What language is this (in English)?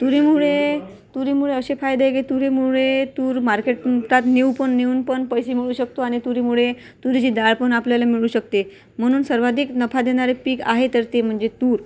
Marathi